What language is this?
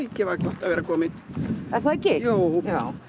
Icelandic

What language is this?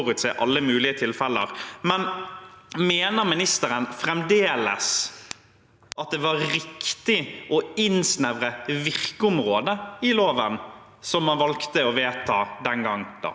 Norwegian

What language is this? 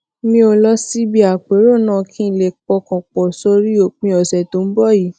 Yoruba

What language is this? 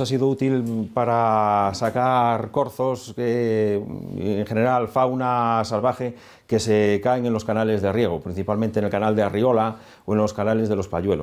Spanish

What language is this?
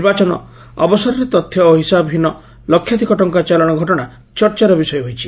Odia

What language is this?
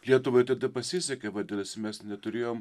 Lithuanian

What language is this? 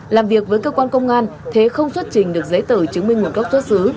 Vietnamese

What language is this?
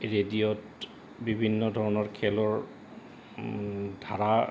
Assamese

